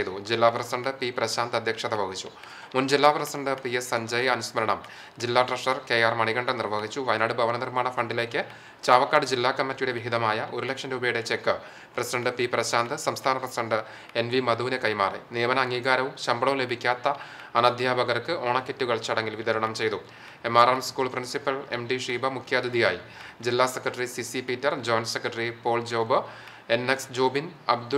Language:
Malayalam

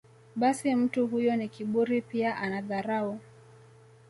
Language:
Swahili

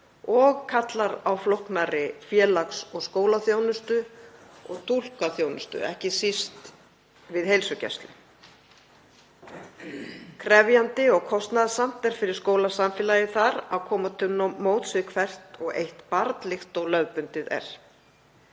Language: Icelandic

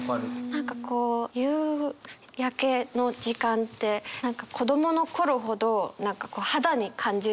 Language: Japanese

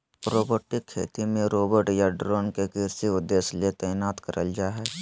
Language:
Magahi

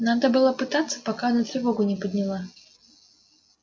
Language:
Russian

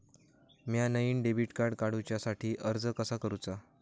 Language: Marathi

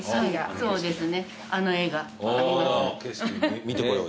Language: Japanese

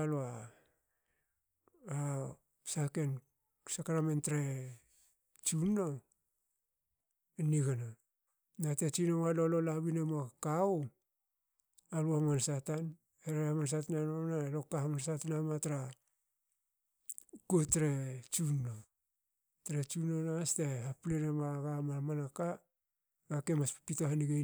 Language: Hakö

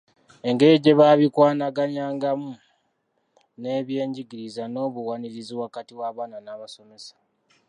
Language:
Ganda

